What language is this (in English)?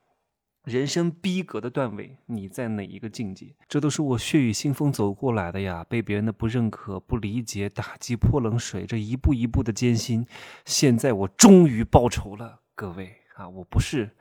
Chinese